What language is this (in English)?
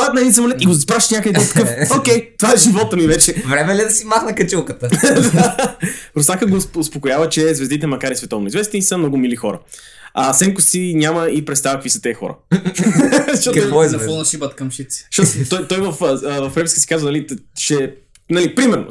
Bulgarian